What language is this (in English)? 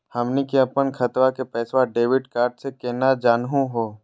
Magahi